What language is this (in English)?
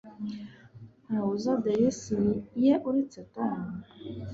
Kinyarwanda